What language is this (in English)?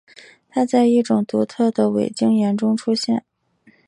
Chinese